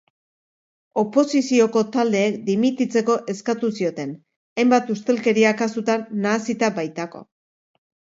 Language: Basque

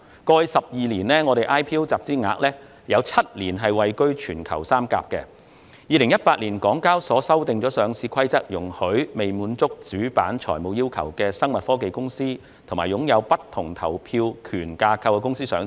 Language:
Cantonese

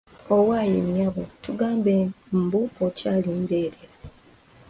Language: Ganda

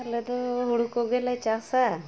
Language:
Santali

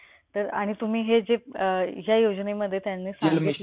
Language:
Marathi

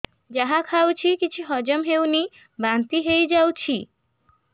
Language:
Odia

